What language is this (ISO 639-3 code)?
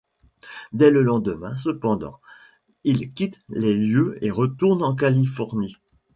fra